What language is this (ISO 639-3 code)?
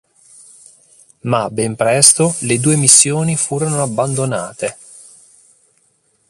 ita